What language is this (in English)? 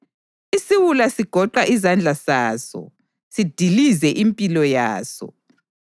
North Ndebele